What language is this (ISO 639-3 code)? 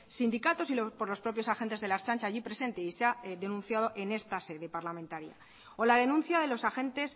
spa